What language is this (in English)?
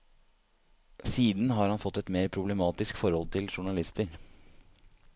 Norwegian